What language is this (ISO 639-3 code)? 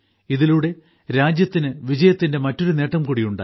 mal